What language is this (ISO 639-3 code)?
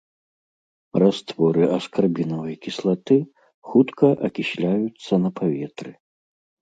bel